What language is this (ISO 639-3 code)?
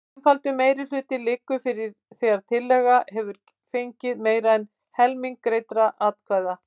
isl